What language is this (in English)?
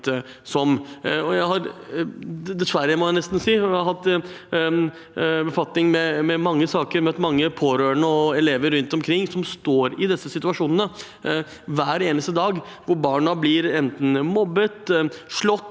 Norwegian